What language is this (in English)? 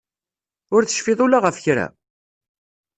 Kabyle